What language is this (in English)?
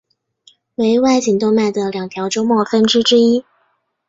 Chinese